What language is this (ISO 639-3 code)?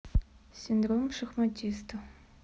rus